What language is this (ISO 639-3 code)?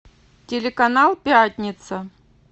rus